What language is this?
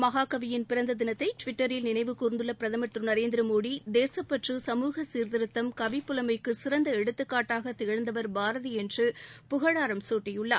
Tamil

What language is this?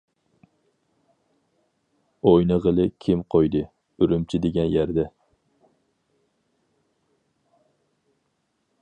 Uyghur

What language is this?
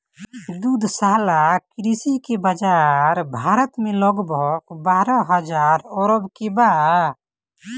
Bhojpuri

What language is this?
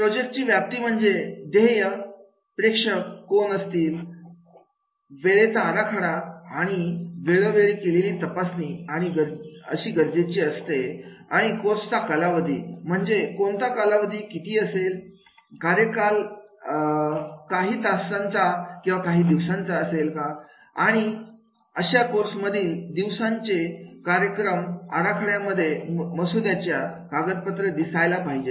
Marathi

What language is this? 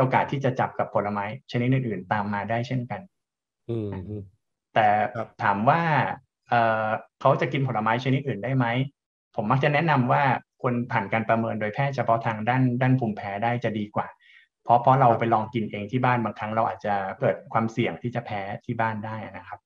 Thai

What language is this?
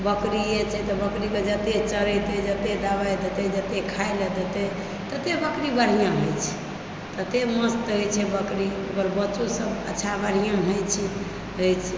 Maithili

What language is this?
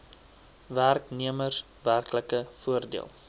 Afrikaans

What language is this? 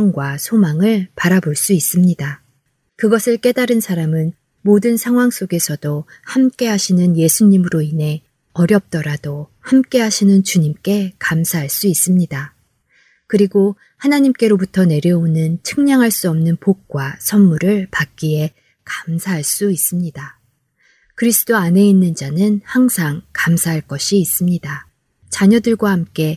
Korean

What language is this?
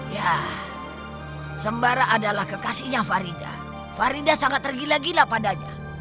Indonesian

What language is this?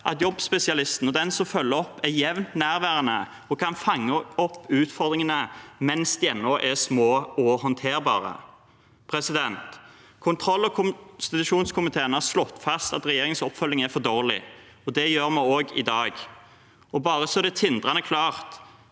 Norwegian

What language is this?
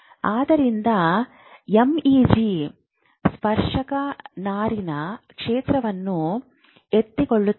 Kannada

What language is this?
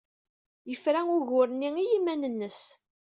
Kabyle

